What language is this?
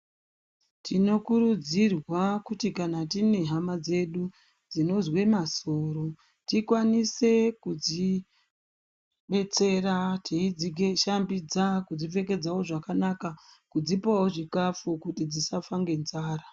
Ndau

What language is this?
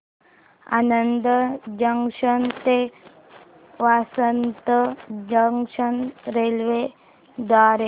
Marathi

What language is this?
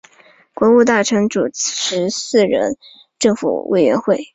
Chinese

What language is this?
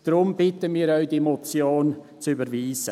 Swiss German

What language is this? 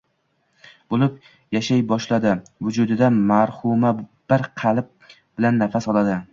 Uzbek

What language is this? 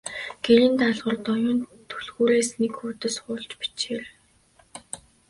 Mongolian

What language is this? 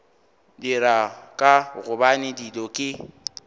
Northern Sotho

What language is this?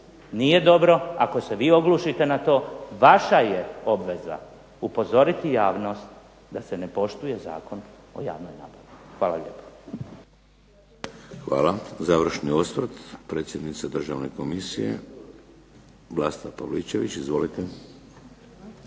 Croatian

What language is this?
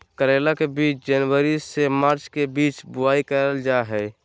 Magahi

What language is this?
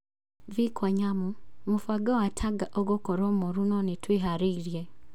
Kikuyu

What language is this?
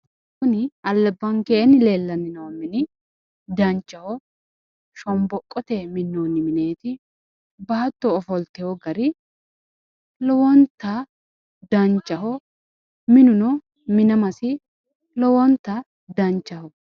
Sidamo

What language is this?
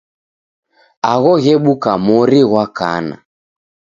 Taita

